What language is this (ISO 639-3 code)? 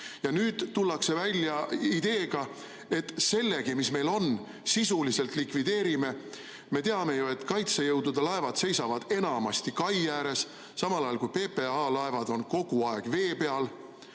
est